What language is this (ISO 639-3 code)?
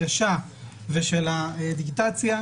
heb